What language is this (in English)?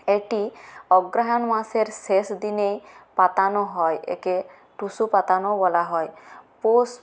Bangla